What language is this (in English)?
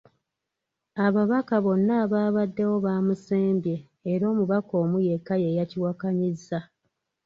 Ganda